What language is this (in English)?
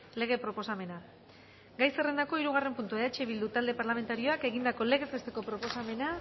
Basque